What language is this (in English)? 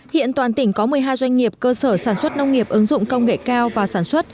Vietnamese